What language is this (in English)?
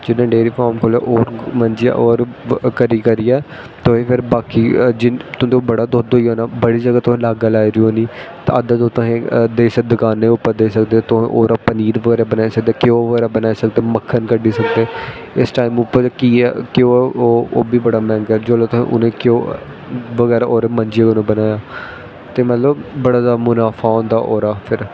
Dogri